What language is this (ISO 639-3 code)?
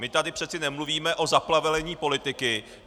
ces